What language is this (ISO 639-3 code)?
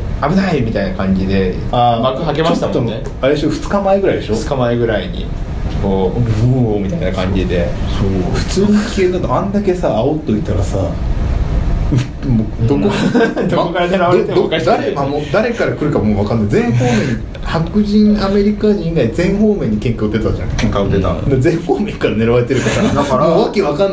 jpn